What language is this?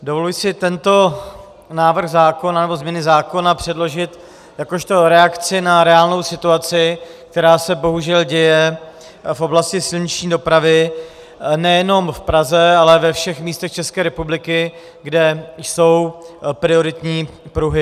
Czech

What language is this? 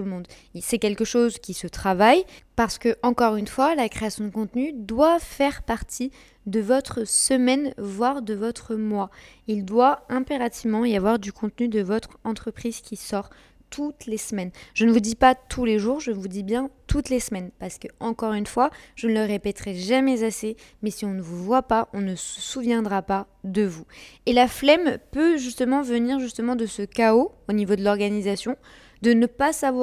French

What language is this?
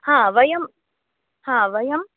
Sanskrit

